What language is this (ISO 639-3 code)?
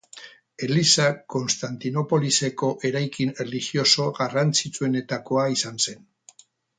eus